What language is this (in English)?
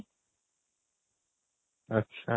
Odia